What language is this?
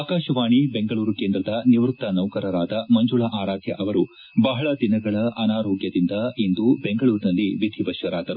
Kannada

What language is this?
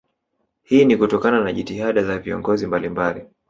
Swahili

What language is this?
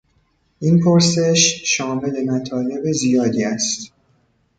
Persian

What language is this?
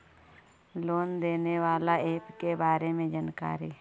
Magahi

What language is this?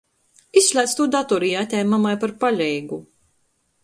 Latgalian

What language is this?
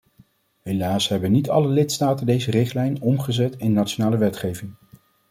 Dutch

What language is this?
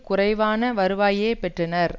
Tamil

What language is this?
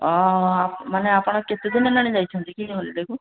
Odia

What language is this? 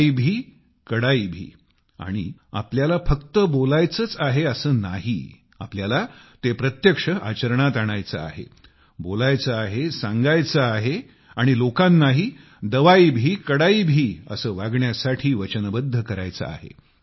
Marathi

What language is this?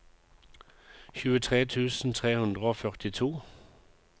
Norwegian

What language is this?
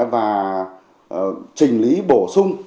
Vietnamese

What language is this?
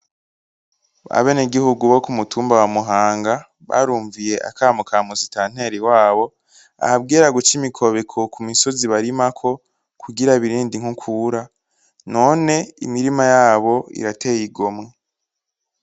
Rundi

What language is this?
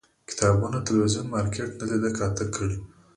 Pashto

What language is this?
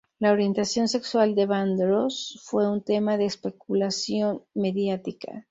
Spanish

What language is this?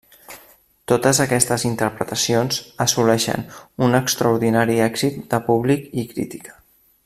Catalan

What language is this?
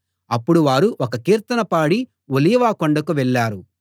Telugu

